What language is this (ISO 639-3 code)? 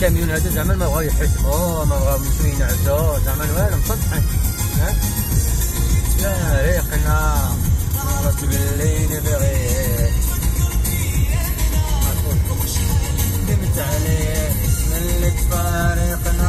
ara